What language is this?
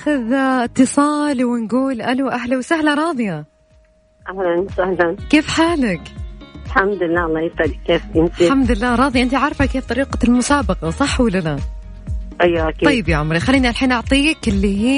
Arabic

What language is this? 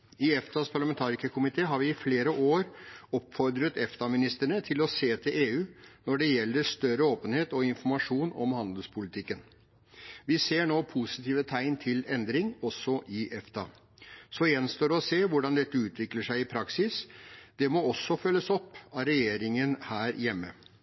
Norwegian Bokmål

